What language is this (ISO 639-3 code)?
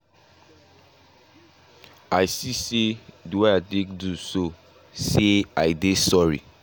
pcm